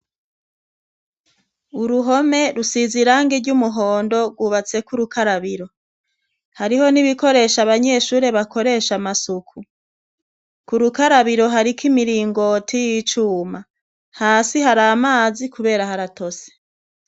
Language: Rundi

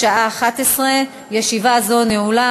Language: Hebrew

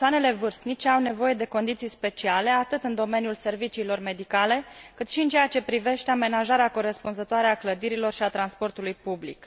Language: Romanian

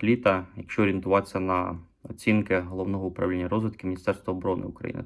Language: Ukrainian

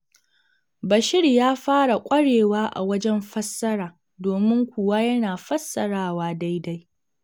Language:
Hausa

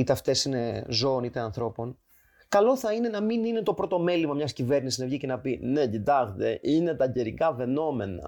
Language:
Greek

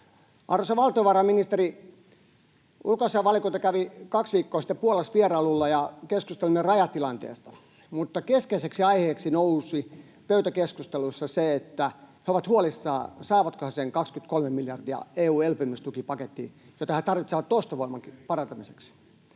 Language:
Finnish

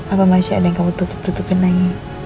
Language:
Indonesian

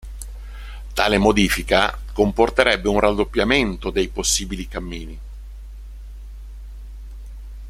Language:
Italian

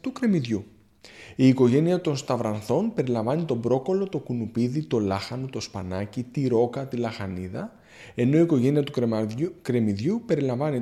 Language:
Greek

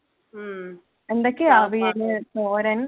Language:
Malayalam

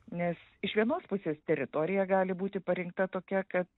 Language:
Lithuanian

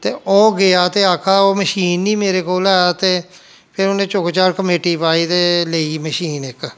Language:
Dogri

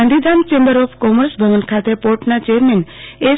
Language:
Gujarati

